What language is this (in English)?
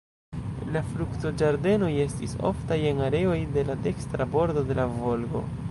Esperanto